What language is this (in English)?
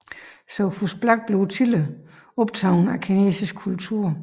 Danish